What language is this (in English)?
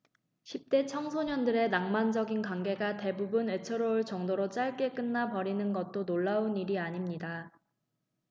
Korean